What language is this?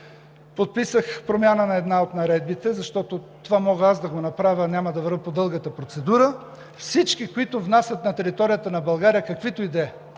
Bulgarian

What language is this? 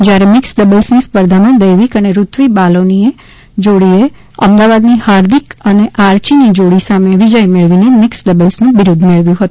Gujarati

